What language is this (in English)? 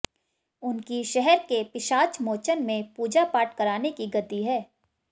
Hindi